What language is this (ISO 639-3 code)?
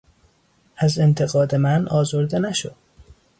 fas